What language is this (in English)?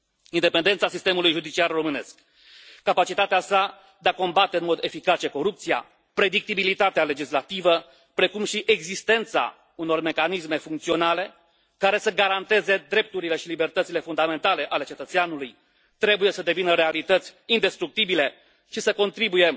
Romanian